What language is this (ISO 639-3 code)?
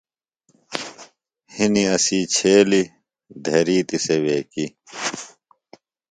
phl